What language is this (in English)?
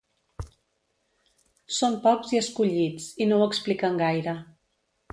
Catalan